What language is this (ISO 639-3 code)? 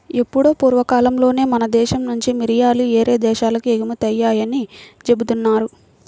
tel